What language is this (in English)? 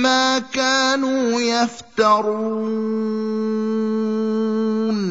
Arabic